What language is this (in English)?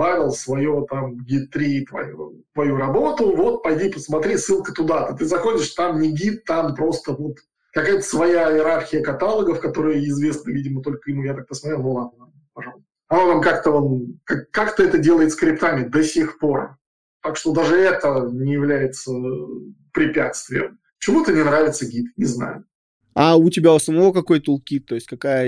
Russian